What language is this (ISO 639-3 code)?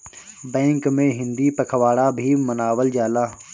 bho